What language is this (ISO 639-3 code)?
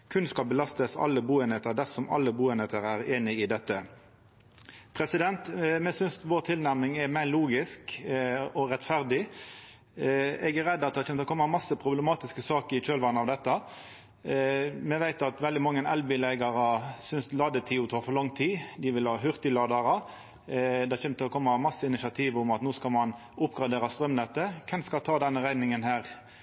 nno